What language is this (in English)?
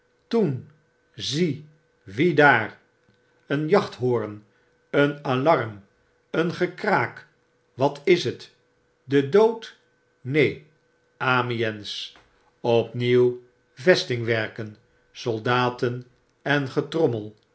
Dutch